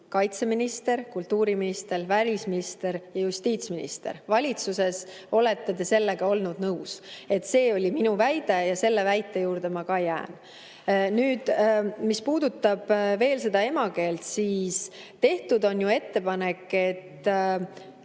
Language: Estonian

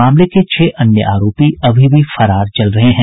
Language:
Hindi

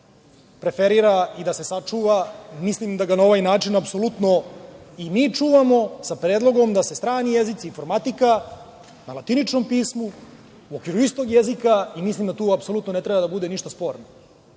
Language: Serbian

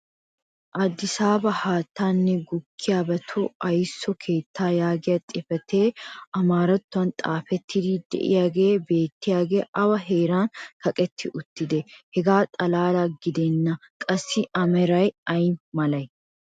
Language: Wolaytta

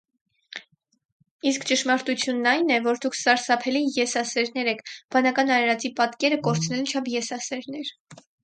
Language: Armenian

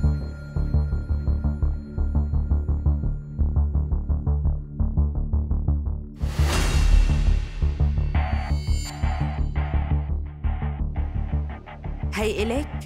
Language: Arabic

